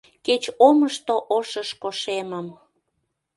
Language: Mari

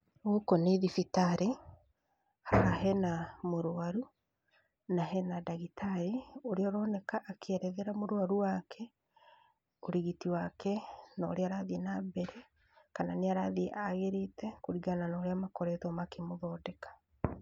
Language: Kikuyu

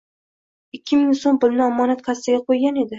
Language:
Uzbek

